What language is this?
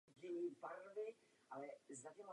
Czech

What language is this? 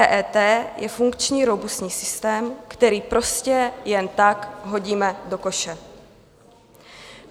Czech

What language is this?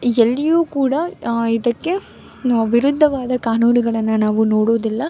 Kannada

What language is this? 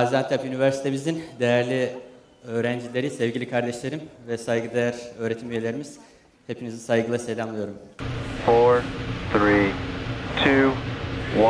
Turkish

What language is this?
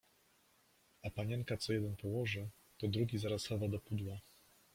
Polish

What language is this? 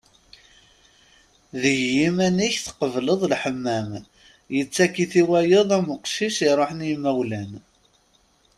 Kabyle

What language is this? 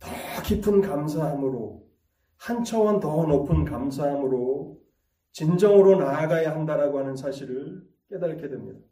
Korean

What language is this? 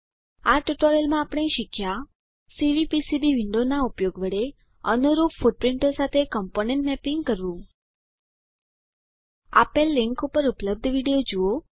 Gujarati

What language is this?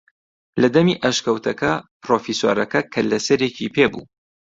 Central Kurdish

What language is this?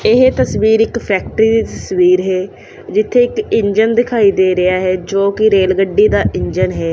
Punjabi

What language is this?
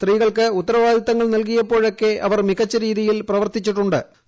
Malayalam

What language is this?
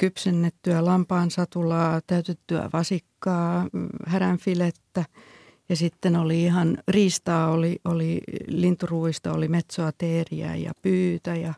Finnish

